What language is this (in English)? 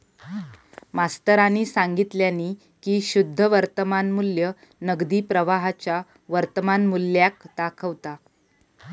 Marathi